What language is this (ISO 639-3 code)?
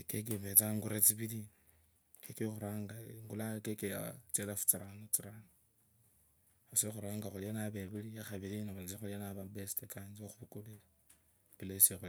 lkb